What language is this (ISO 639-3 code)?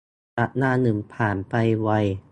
tha